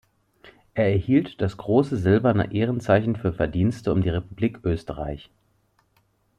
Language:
German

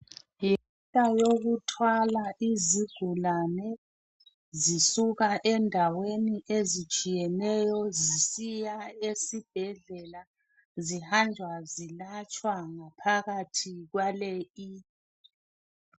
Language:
North Ndebele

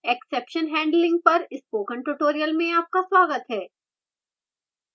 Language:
Hindi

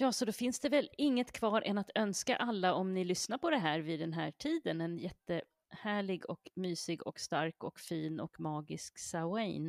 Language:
Swedish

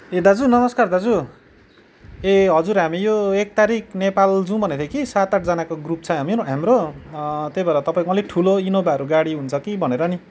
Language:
Nepali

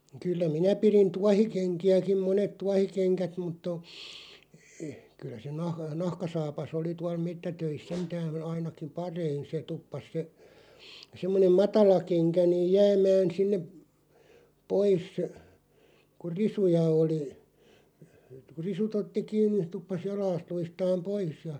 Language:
Finnish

